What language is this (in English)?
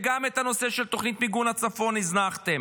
Hebrew